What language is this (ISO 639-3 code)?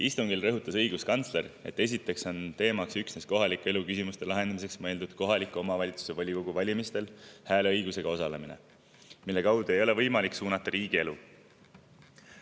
est